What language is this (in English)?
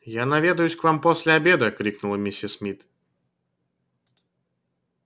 Russian